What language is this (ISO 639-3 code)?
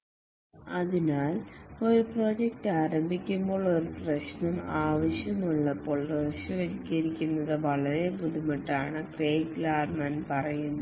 mal